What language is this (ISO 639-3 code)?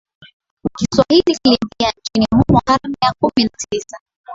swa